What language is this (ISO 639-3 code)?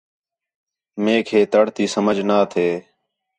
xhe